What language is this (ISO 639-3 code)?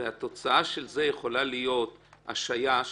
heb